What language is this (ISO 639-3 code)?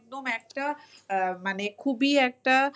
ben